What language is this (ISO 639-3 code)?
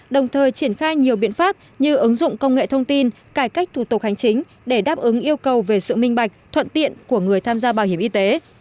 vie